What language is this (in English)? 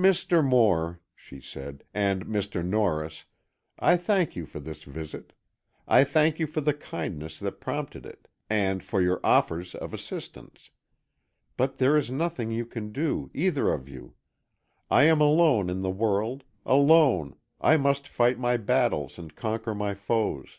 English